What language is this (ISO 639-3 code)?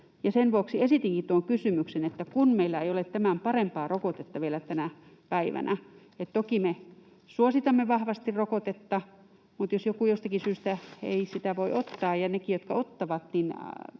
fin